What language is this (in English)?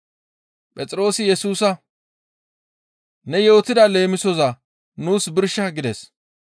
Gamo